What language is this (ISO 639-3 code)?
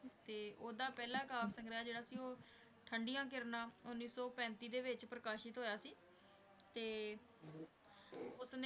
pan